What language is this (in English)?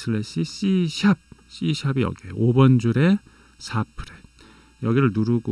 Korean